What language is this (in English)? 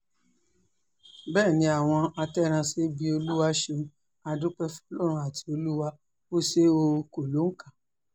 Yoruba